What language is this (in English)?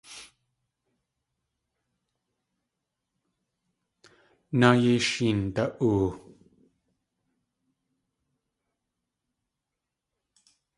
Tlingit